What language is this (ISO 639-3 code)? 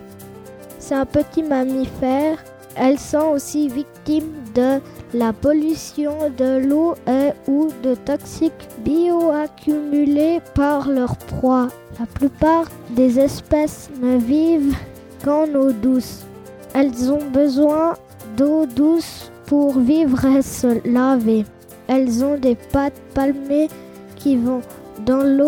fra